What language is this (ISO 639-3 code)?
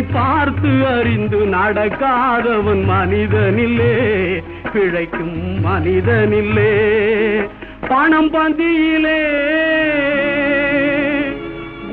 tam